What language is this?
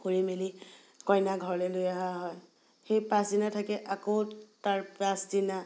Assamese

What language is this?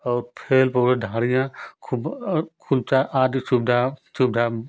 Hindi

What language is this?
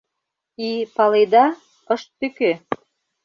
Mari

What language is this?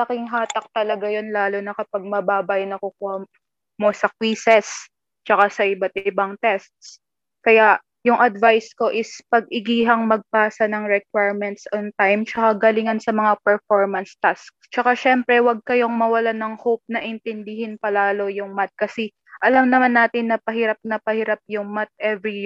Filipino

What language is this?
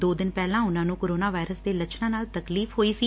Punjabi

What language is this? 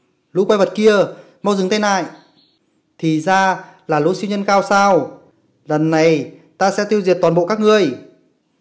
Vietnamese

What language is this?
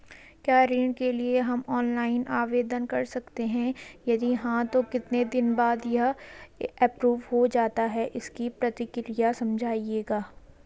Hindi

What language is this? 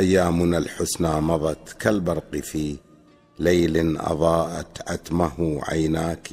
Arabic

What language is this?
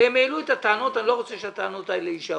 Hebrew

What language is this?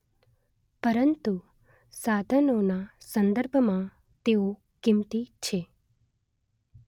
Gujarati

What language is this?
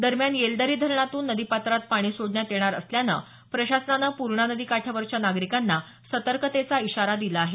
Marathi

